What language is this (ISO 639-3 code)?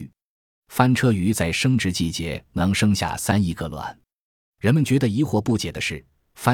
zho